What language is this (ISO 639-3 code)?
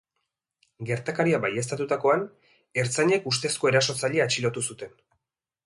eus